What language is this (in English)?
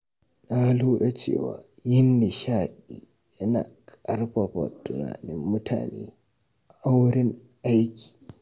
Hausa